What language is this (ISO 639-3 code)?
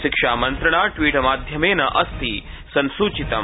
san